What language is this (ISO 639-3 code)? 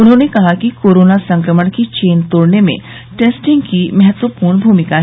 hin